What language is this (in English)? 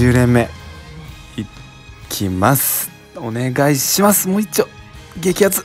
Japanese